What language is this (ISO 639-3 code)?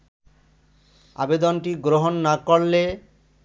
ben